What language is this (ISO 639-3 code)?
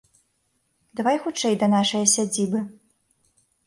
bel